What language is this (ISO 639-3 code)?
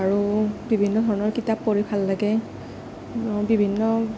asm